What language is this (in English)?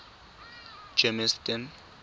Tswana